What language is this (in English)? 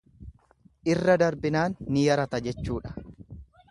Oromo